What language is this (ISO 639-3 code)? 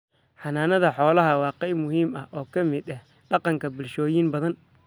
som